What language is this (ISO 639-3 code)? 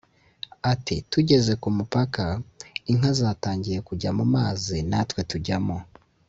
kin